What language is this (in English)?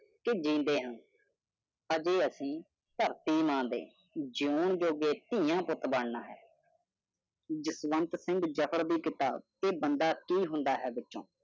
Punjabi